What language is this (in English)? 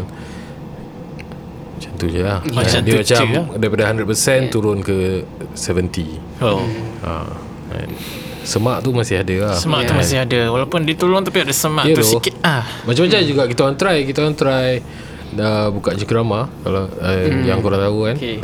Malay